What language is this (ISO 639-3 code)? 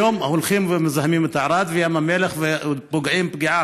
heb